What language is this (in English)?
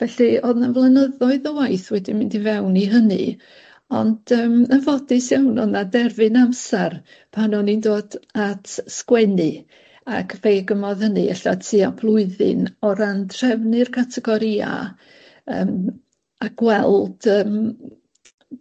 Welsh